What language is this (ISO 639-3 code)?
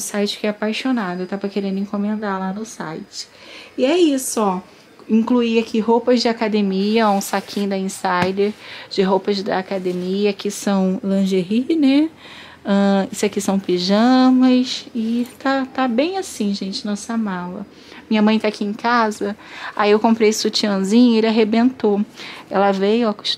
por